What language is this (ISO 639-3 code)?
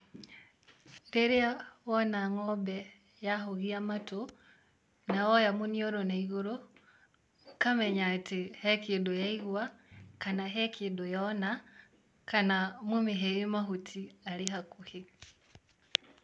kik